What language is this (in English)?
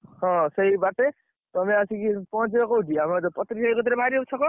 Odia